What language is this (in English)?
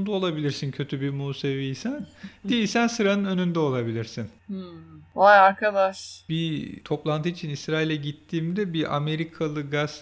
Turkish